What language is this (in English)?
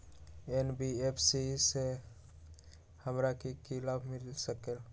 Magahi